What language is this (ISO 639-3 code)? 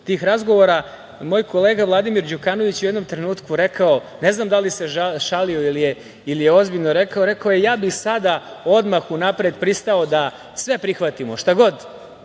srp